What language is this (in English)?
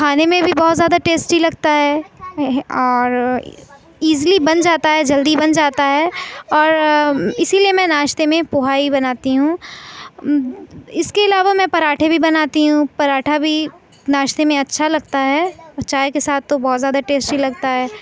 Urdu